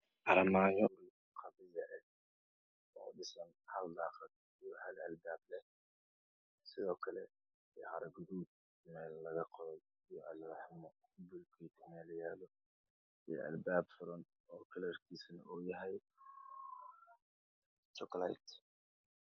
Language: Somali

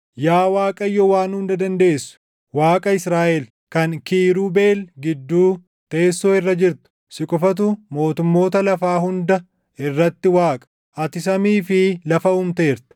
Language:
Oromo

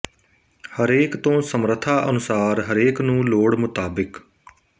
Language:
Punjabi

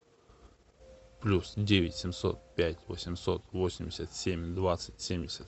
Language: Russian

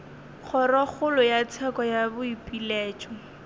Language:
Northern Sotho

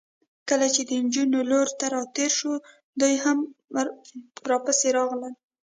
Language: Pashto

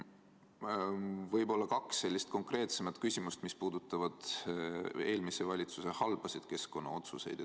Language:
Estonian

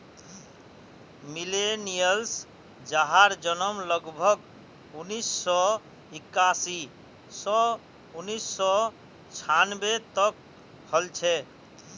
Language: Magahi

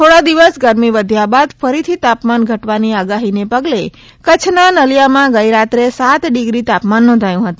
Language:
Gujarati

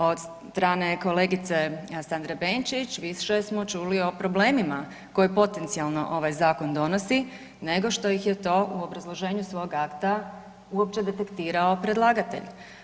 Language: Croatian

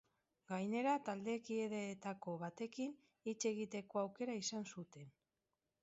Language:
Basque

